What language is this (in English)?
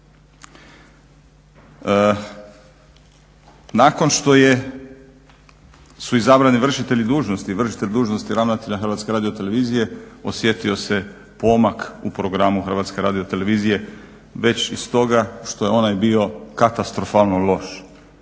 Croatian